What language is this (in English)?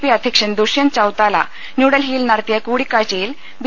Malayalam